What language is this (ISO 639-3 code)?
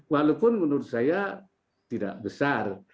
ind